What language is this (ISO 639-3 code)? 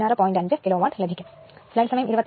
mal